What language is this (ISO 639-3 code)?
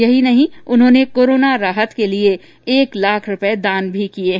hin